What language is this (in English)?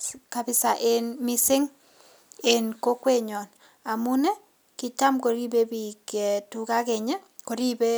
Kalenjin